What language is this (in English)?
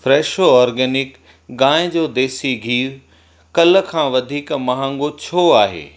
Sindhi